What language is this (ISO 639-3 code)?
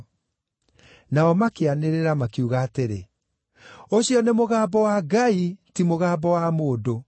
kik